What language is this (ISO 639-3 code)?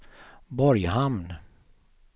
swe